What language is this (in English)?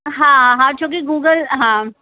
Sindhi